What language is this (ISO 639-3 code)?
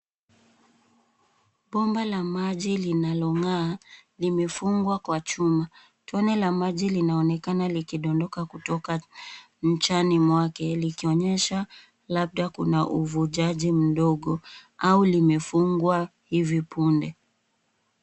swa